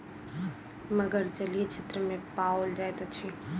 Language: Maithili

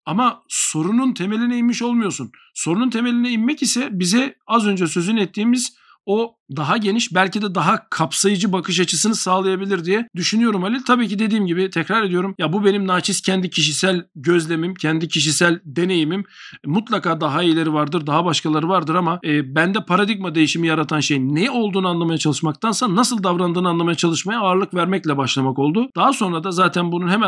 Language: Turkish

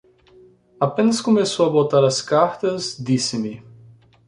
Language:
Portuguese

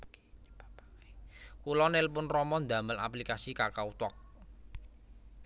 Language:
Javanese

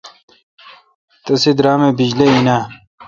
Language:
Kalkoti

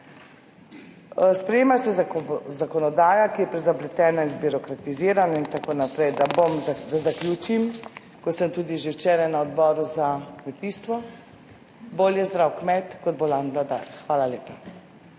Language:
Slovenian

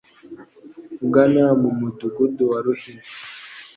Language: Kinyarwanda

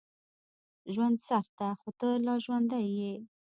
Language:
Pashto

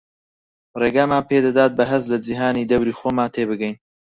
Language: Central Kurdish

